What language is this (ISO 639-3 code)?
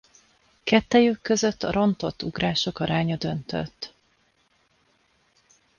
hun